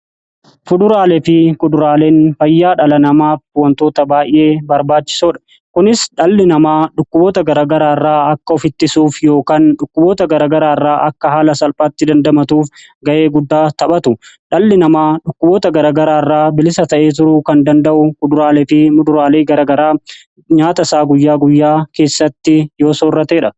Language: Oromo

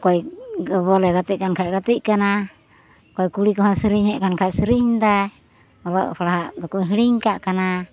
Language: Santali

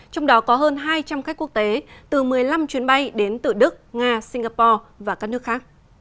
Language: Vietnamese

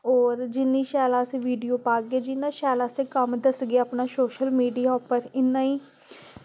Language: Dogri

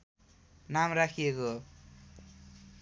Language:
Nepali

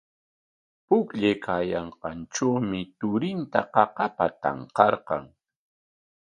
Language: Corongo Ancash Quechua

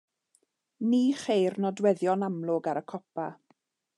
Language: Welsh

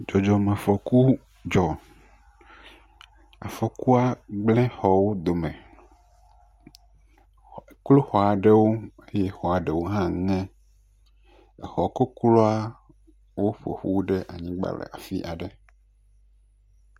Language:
Ewe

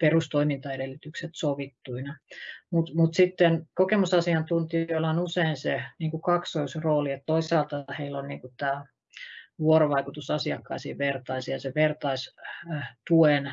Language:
Finnish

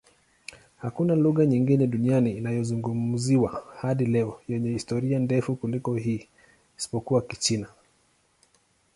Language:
Swahili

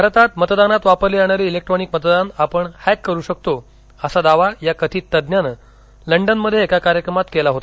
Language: Marathi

